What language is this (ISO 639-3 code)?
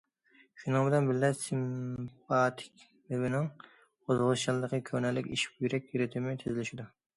uig